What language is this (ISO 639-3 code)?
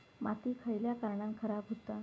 mar